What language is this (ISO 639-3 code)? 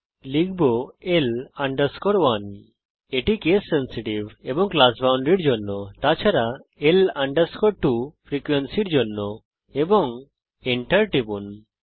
ben